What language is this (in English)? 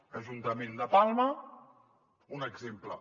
Catalan